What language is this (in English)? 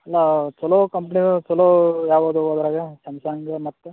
Kannada